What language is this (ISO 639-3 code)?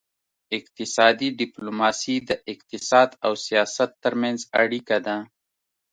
pus